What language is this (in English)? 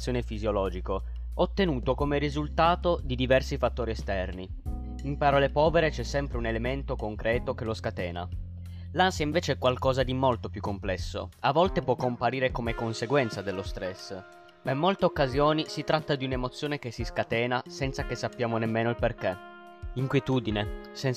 Italian